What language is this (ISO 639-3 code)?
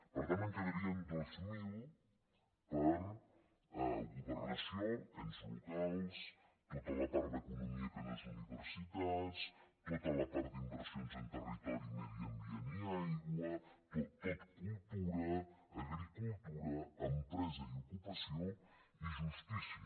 cat